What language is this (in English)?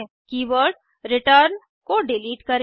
Hindi